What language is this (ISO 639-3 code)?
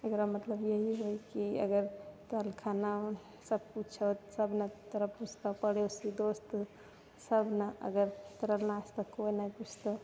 mai